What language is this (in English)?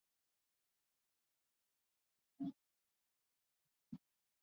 Swahili